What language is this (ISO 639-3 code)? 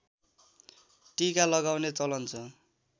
nep